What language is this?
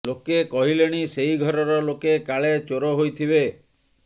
Odia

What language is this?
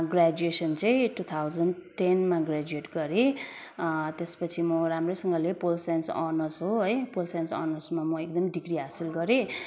Nepali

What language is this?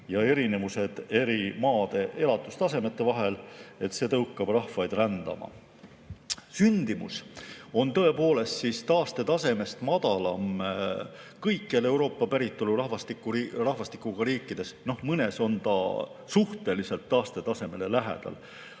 Estonian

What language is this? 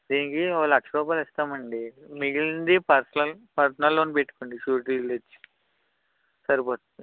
Telugu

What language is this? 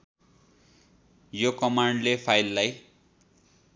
Nepali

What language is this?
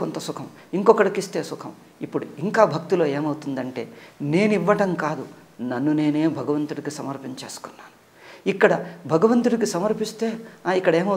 Telugu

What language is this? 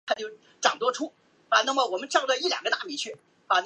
Chinese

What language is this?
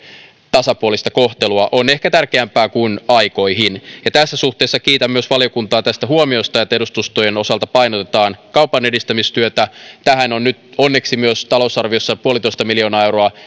Finnish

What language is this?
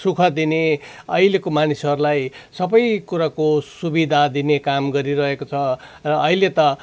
Nepali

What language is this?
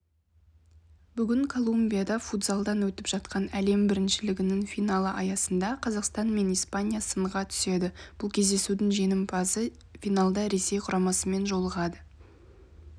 Kazakh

